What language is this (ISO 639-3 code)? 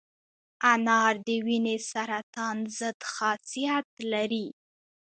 pus